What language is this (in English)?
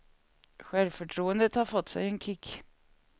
Swedish